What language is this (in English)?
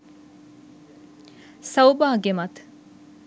Sinhala